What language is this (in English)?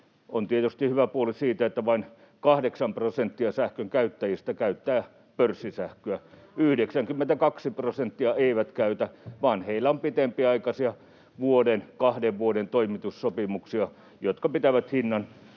Finnish